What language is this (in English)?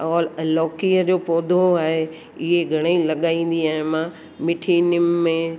Sindhi